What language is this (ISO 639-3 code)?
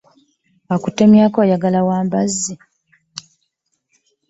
lug